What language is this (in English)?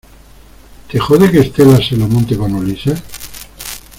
Spanish